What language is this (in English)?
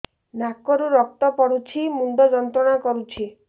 Odia